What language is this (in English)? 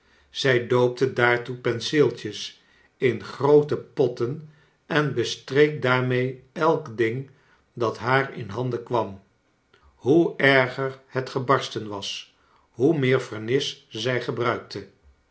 Dutch